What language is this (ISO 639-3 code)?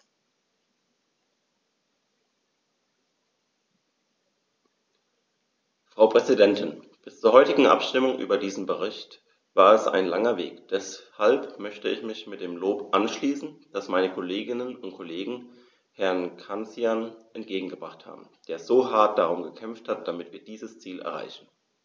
deu